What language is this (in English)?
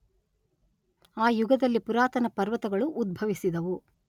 Kannada